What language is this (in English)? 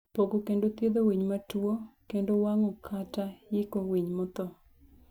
Luo (Kenya and Tanzania)